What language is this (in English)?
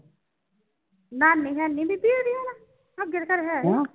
Punjabi